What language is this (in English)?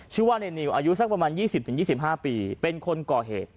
Thai